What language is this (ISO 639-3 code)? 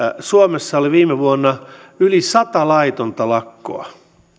fin